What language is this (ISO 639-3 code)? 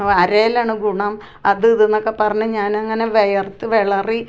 mal